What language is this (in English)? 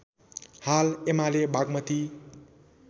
Nepali